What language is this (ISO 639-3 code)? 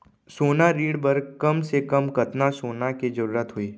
hne